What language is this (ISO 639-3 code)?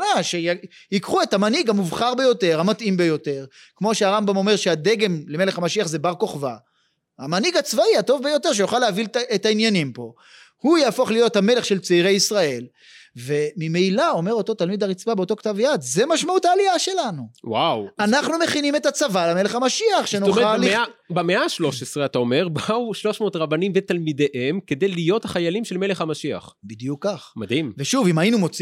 heb